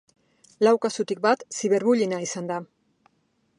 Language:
Basque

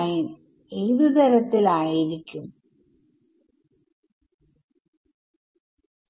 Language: Malayalam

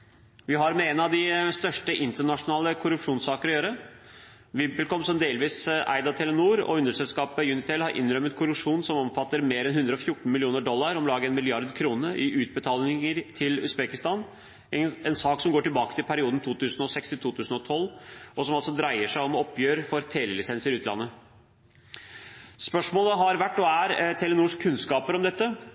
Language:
Norwegian Bokmål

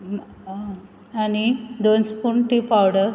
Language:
Konkani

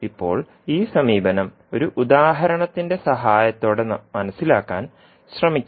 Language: Malayalam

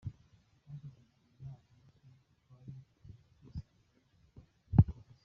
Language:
Kinyarwanda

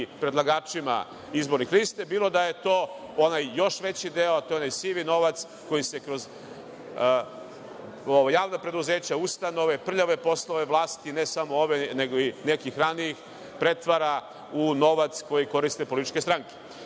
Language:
Serbian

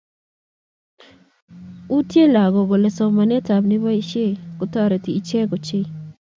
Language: Kalenjin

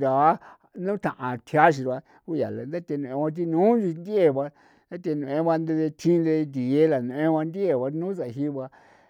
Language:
San Felipe Otlaltepec Popoloca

